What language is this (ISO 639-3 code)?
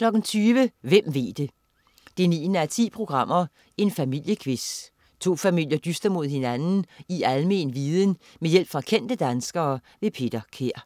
dan